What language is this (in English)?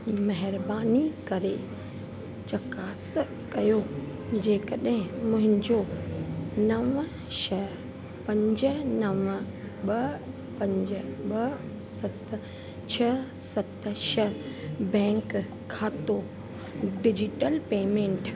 Sindhi